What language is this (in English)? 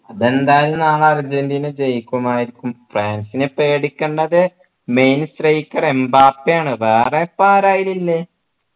Malayalam